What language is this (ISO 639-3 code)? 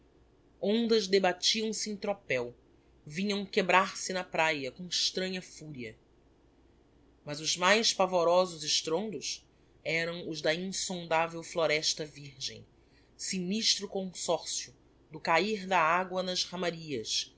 por